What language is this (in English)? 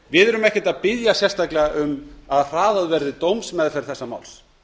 Icelandic